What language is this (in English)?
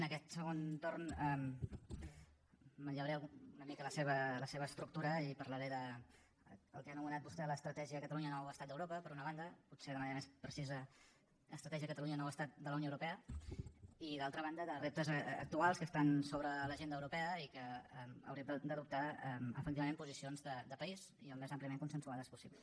Catalan